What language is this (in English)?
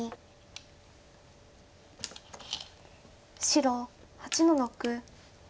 Japanese